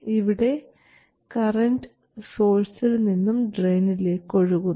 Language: Malayalam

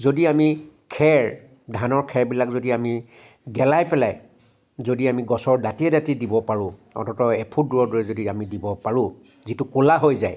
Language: Assamese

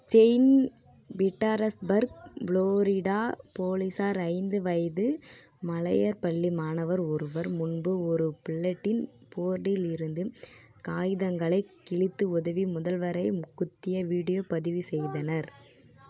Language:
Tamil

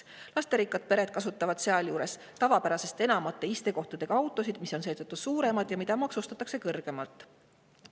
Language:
Estonian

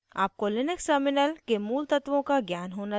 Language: Hindi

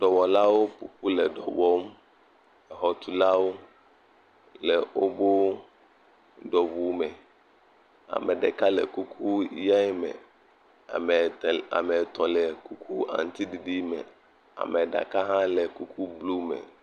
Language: Ewe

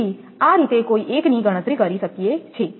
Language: Gujarati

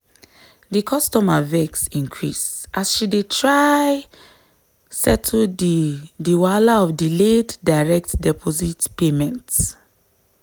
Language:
Nigerian Pidgin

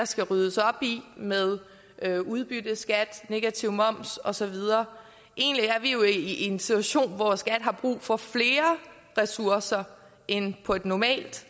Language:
Danish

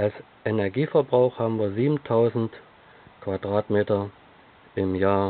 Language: German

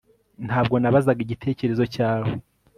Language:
Kinyarwanda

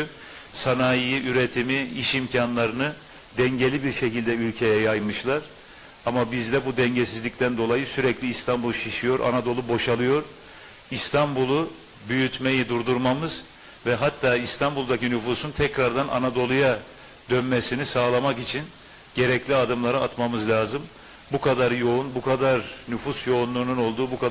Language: Turkish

